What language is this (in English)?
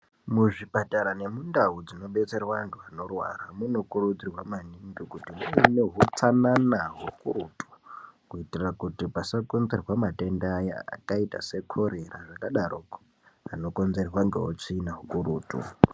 Ndau